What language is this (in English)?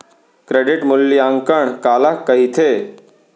Chhattisgarhi